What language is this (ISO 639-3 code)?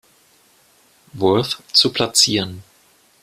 deu